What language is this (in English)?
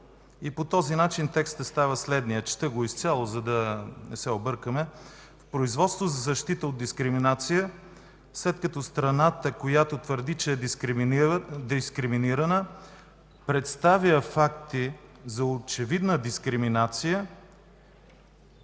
Bulgarian